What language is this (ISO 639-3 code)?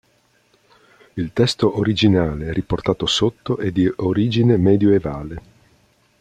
ita